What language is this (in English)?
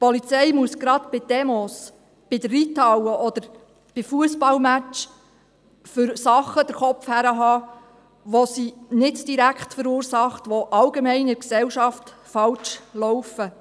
Swiss German